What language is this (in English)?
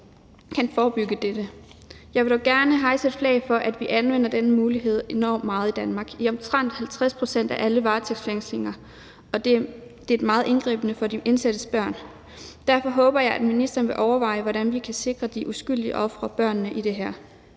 Danish